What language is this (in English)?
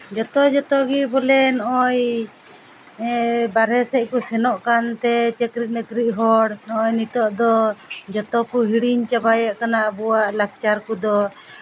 Santali